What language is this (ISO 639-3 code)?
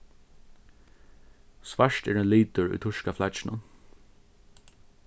fao